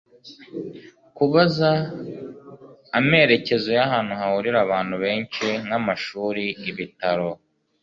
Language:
Kinyarwanda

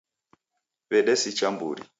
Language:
Taita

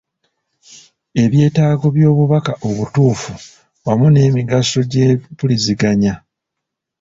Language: Ganda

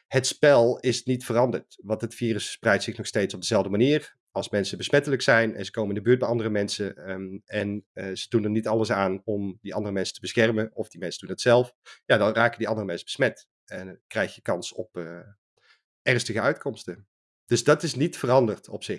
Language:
Dutch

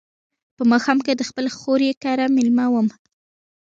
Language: Pashto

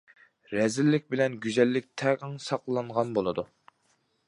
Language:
Uyghur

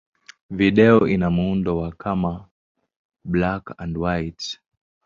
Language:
Swahili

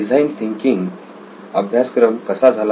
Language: Marathi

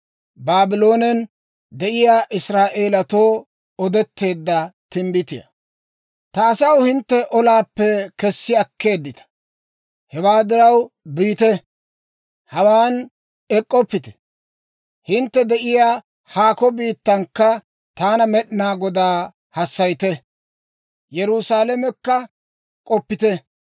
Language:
Dawro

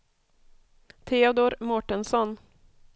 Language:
Swedish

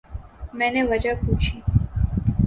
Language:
Urdu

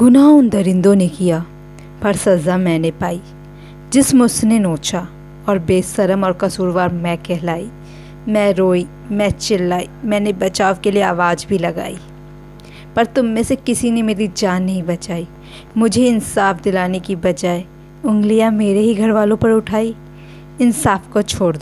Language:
Hindi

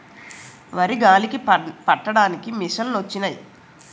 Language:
Telugu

